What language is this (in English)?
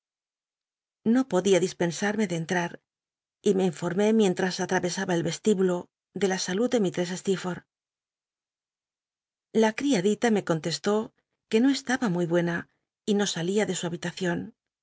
Spanish